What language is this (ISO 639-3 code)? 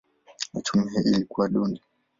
swa